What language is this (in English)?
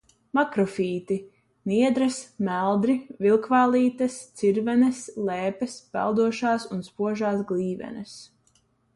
Latvian